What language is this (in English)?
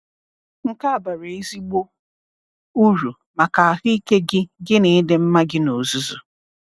Igbo